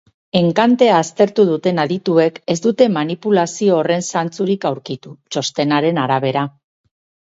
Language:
Basque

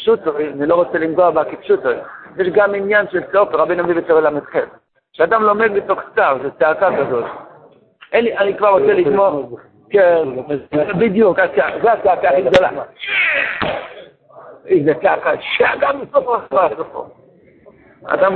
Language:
Hebrew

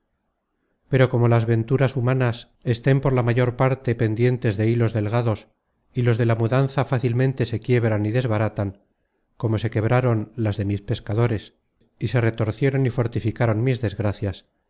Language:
Spanish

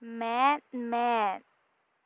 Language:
Santali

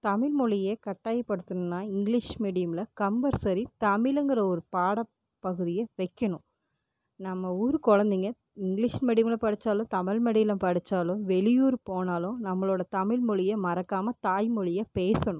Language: Tamil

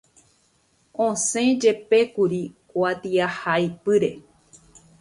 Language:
Guarani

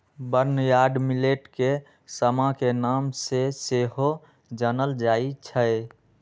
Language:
Magahi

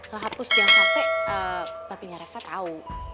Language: Indonesian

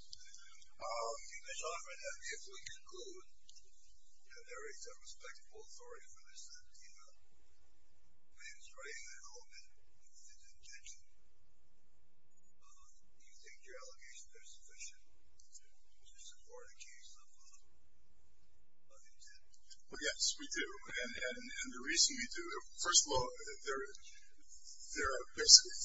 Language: English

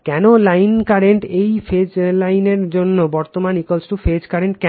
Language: Bangla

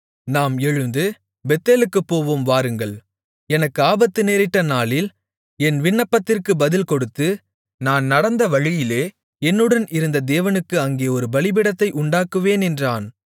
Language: Tamil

